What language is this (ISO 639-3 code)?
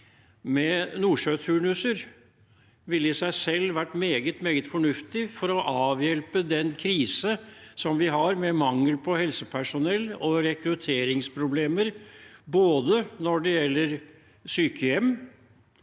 nor